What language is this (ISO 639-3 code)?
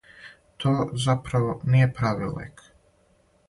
srp